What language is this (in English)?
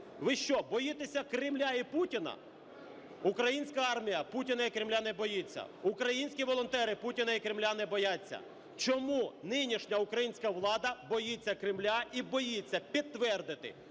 Ukrainian